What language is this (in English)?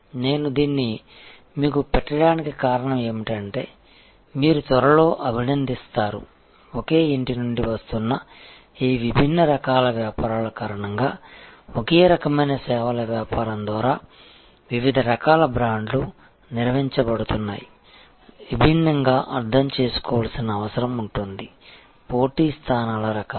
Telugu